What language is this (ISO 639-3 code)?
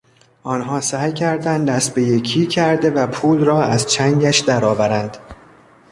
fas